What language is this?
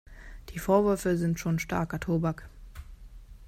German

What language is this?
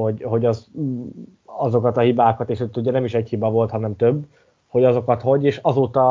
Hungarian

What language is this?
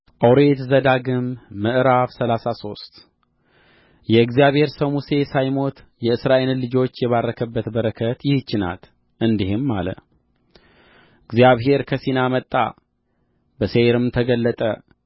Amharic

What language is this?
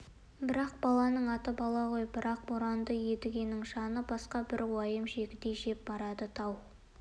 Kazakh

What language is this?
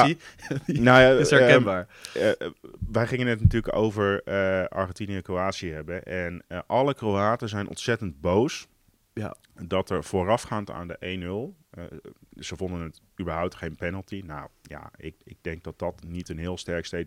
Dutch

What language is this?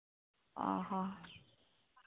Santali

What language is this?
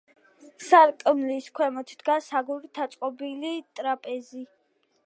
Georgian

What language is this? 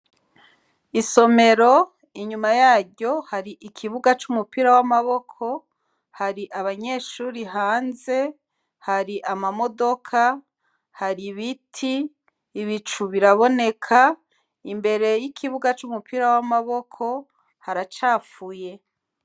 Rundi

